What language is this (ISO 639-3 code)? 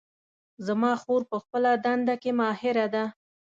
pus